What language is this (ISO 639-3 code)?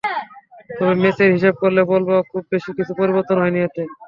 ben